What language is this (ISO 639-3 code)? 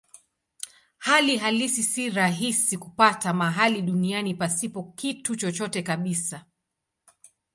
swa